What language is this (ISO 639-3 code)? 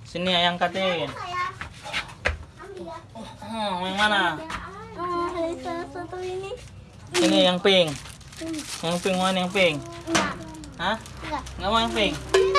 ind